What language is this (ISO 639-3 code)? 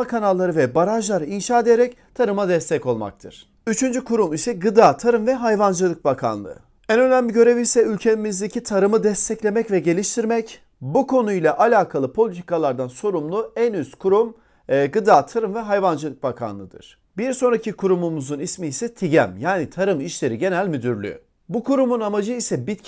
tur